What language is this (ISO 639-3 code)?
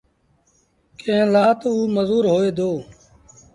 sbn